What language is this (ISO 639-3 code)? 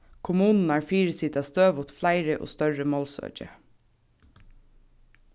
fao